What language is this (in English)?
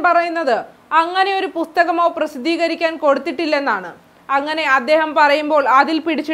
Malayalam